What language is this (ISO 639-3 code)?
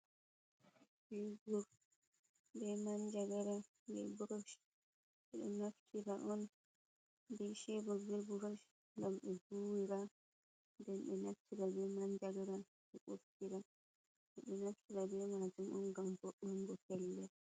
ful